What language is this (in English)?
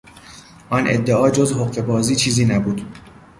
Persian